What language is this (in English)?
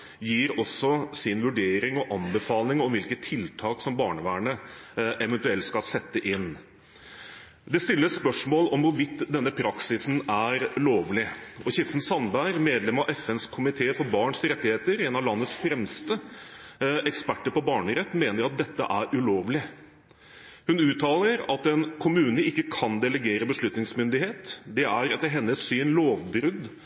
Norwegian Bokmål